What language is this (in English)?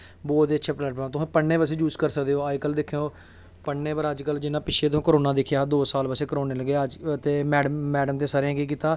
Dogri